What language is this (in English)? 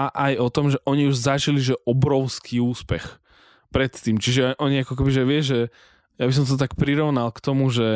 Slovak